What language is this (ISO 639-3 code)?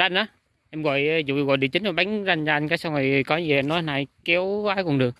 vie